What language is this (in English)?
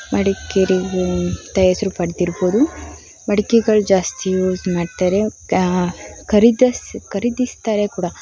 Kannada